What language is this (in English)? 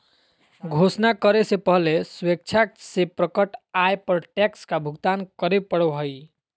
Magahi